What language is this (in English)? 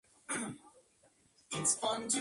Spanish